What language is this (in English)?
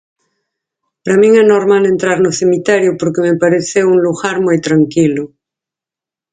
Galician